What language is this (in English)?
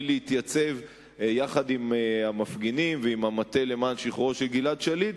Hebrew